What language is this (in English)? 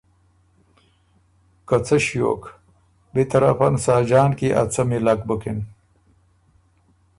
Ormuri